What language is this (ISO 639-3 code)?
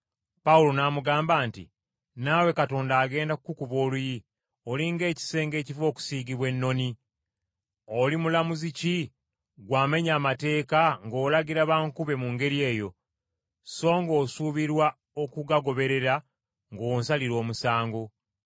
lug